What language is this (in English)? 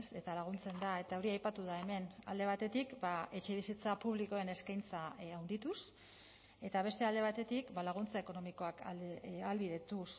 Basque